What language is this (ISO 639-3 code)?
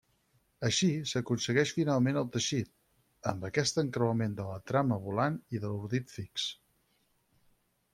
cat